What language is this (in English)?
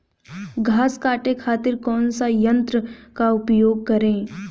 Bhojpuri